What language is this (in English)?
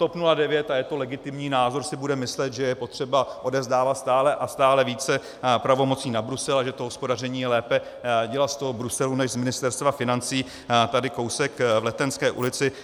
Czech